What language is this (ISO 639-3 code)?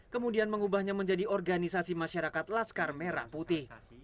ind